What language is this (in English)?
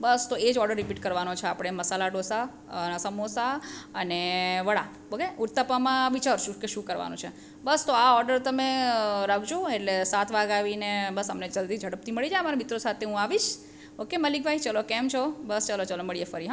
Gujarati